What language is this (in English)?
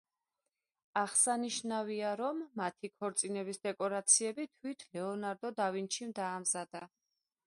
Georgian